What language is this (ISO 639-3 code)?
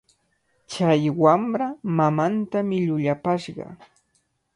qvl